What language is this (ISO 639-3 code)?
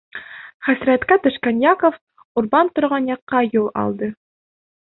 bak